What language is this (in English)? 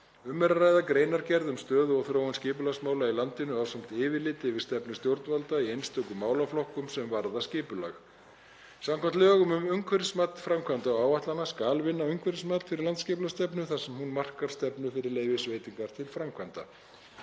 Icelandic